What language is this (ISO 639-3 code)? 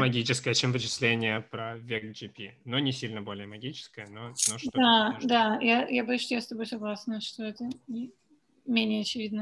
rus